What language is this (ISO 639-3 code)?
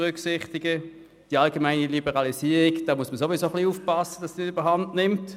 gsw